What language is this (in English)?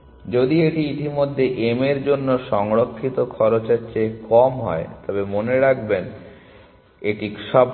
Bangla